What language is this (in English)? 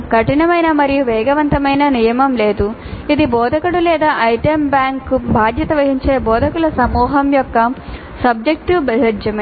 Telugu